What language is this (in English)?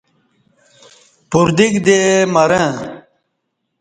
Kati